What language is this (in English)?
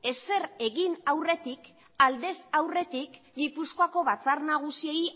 Basque